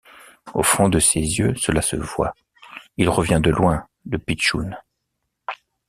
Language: French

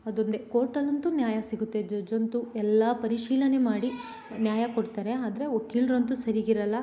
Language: Kannada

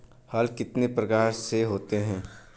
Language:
Hindi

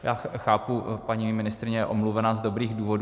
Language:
Czech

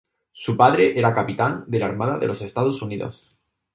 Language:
Spanish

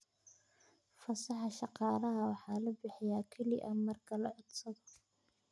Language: Somali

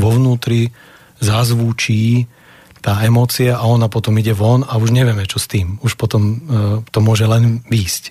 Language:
Slovak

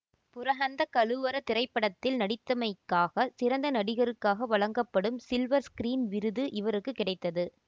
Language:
Tamil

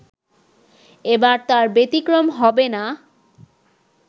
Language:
Bangla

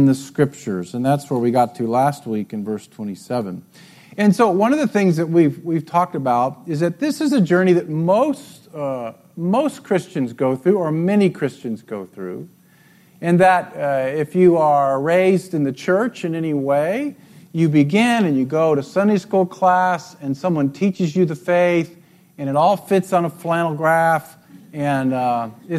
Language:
English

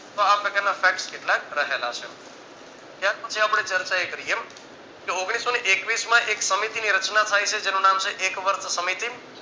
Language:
Gujarati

